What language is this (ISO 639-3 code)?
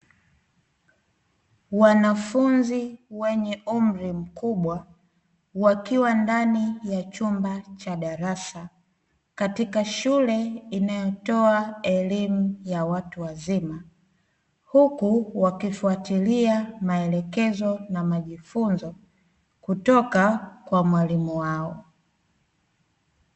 swa